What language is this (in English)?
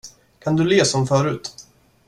Swedish